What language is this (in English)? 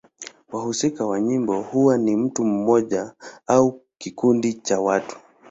Swahili